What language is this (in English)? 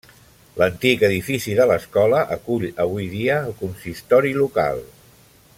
Catalan